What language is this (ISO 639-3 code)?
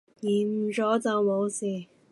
yue